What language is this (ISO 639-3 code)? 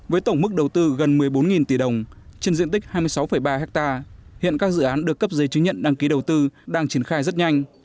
vie